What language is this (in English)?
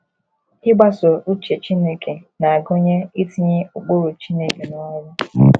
Igbo